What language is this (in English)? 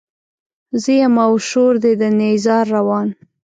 Pashto